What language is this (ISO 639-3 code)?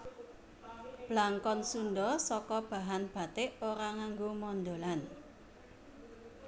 jav